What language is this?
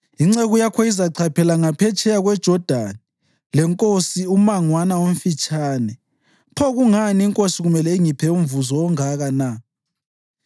North Ndebele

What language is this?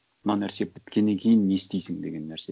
Kazakh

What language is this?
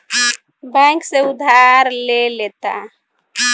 Bhojpuri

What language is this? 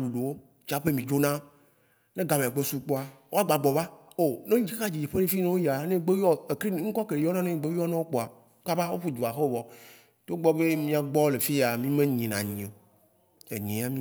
Waci Gbe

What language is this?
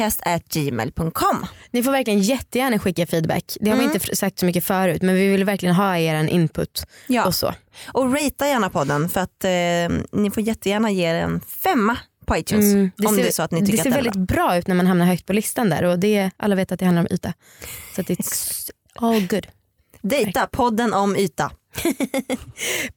Swedish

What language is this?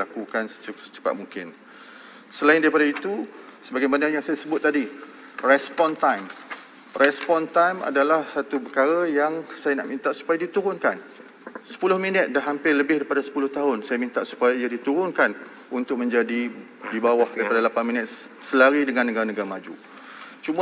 Malay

